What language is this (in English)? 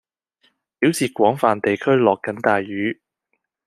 Cantonese